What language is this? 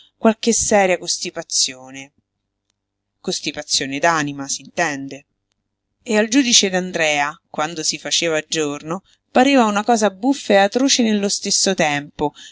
Italian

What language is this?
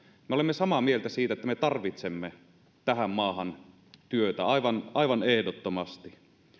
Finnish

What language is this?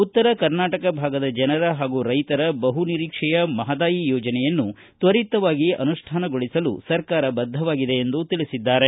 Kannada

